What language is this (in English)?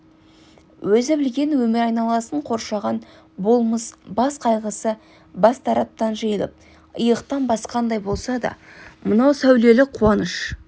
Kazakh